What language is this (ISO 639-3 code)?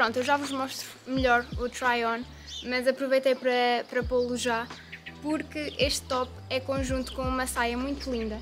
por